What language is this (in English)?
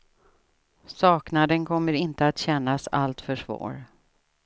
Swedish